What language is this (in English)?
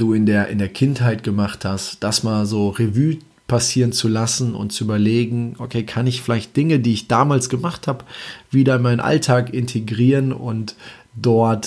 German